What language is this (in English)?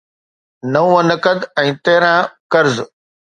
Sindhi